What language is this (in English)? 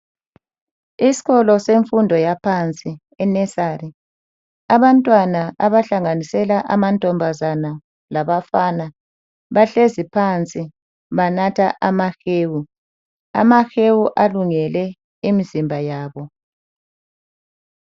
North Ndebele